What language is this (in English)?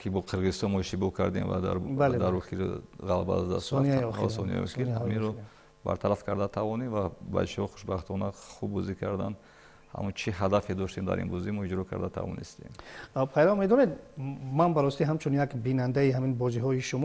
Persian